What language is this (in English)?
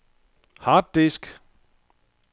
Danish